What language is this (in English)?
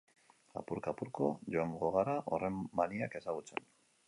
Basque